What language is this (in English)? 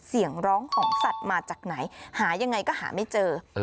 Thai